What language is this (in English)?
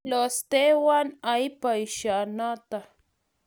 Kalenjin